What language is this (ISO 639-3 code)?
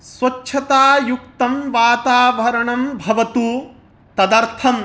san